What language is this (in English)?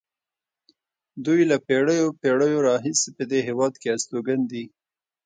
Pashto